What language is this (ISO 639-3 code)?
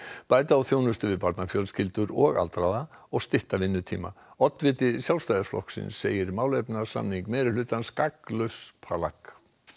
isl